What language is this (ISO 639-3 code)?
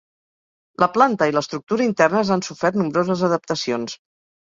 cat